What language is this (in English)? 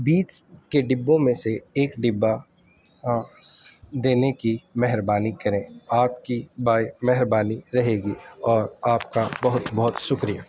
Urdu